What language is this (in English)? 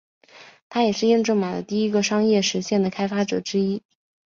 Chinese